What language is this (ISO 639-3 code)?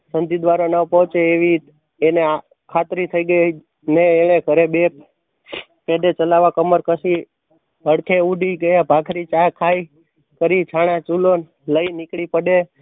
guj